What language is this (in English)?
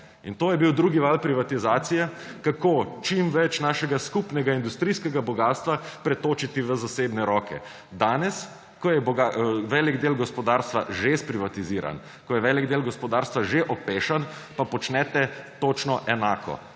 Slovenian